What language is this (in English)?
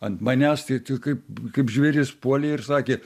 Lithuanian